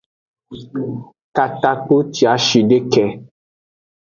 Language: Aja (Benin)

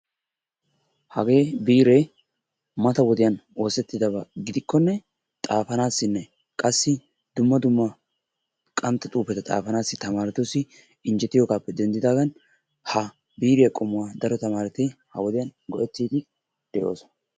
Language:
Wolaytta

